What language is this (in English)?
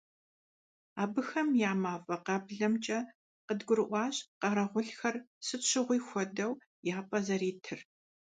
Kabardian